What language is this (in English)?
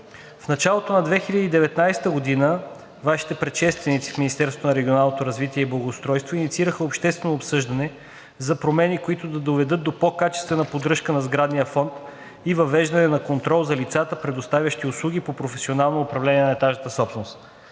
Bulgarian